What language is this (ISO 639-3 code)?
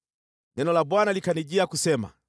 swa